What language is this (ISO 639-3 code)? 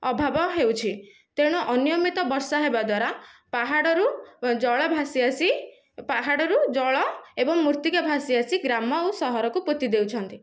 ori